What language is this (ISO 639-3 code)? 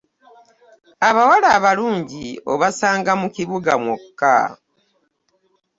lug